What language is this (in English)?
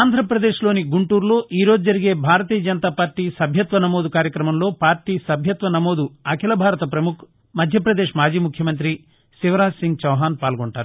Telugu